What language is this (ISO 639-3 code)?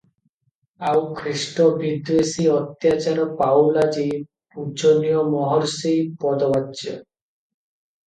ori